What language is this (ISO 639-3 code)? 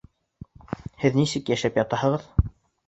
bak